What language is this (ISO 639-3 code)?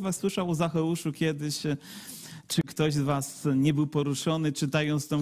pol